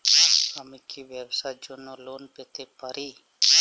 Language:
Bangla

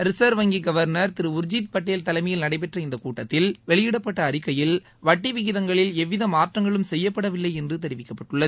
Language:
Tamil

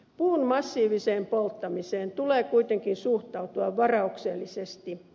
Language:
Finnish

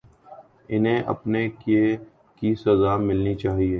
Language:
Urdu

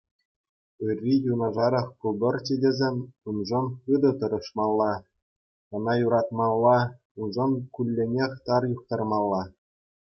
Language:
Chuvash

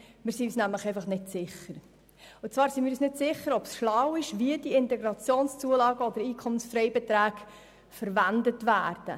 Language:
Swiss German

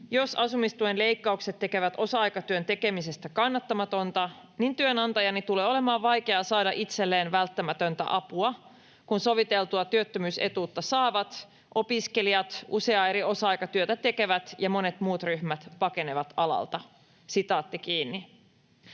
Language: Finnish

